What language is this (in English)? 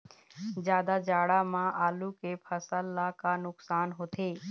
Chhattisgarhi